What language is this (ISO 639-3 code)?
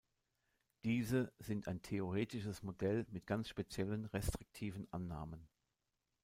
deu